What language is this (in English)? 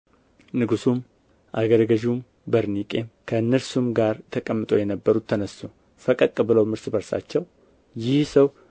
Amharic